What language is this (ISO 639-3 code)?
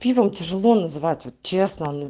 rus